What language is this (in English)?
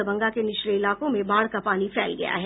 Hindi